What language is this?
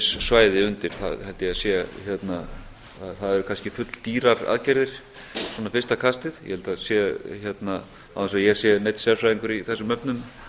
Icelandic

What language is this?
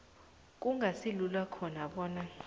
South Ndebele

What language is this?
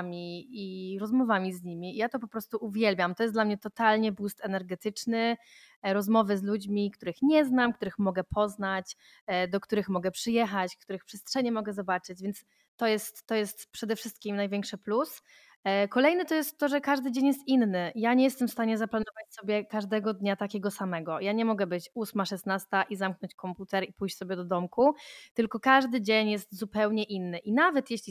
Polish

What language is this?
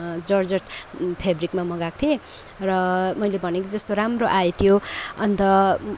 Nepali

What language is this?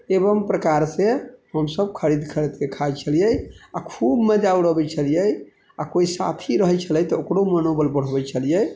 Maithili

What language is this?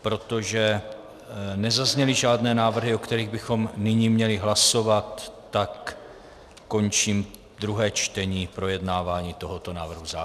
Czech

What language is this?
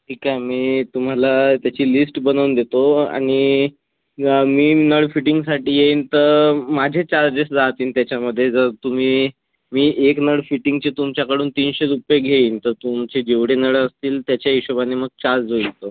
Marathi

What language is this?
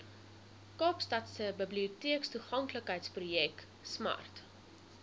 Afrikaans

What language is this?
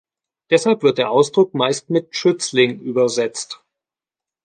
German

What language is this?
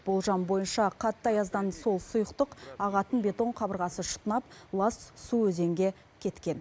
Kazakh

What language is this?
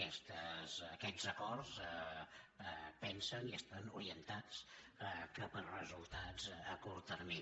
Catalan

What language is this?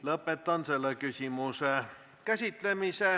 Estonian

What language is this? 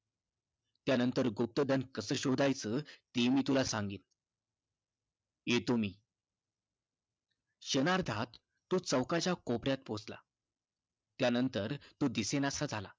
Marathi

